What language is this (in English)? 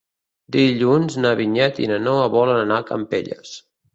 Catalan